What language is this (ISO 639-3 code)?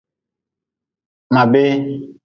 nmz